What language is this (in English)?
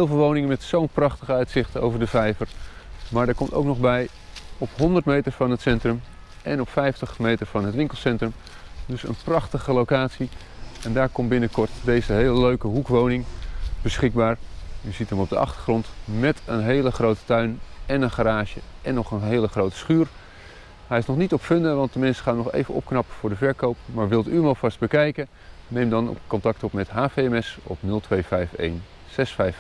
Dutch